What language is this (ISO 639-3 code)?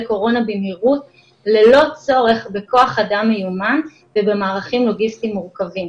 heb